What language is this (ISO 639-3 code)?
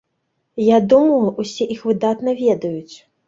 bel